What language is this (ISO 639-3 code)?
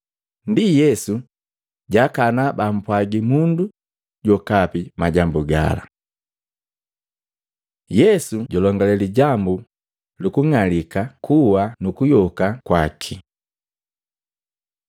mgv